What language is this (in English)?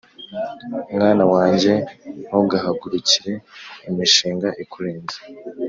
Kinyarwanda